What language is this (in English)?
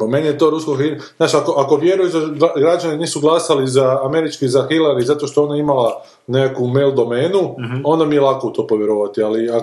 Croatian